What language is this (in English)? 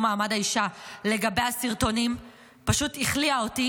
Hebrew